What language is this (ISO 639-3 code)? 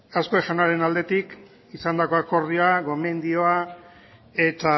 eus